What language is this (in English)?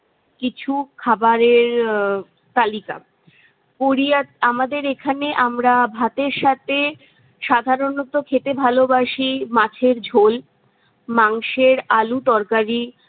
Bangla